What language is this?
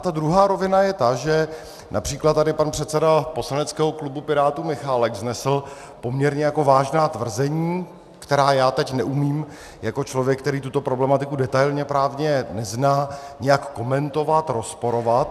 Czech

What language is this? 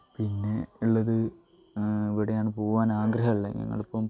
Malayalam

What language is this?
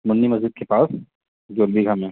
Urdu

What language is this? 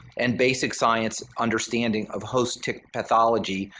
English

